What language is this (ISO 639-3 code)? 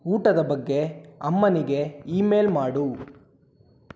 kan